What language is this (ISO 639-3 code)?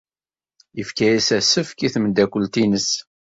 kab